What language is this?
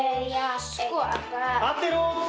Icelandic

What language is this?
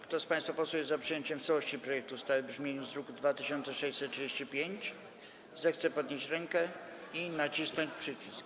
Polish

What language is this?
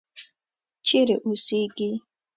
Pashto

